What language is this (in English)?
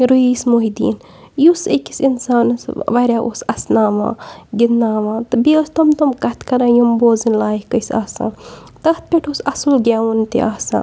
Kashmiri